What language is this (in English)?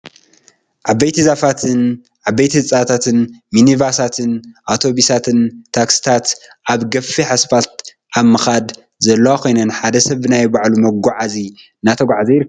Tigrinya